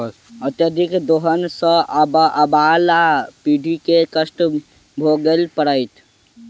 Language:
Maithili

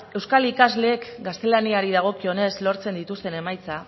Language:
Basque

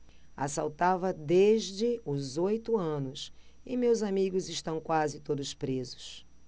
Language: Portuguese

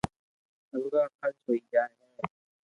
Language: Loarki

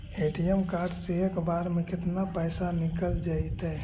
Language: Magahi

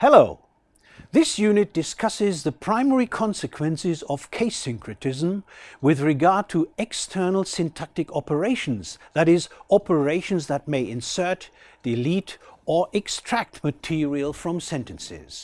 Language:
English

